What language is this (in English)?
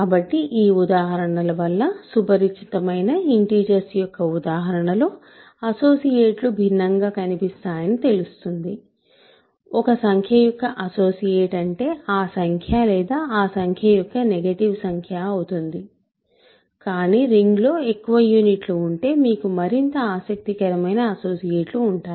Telugu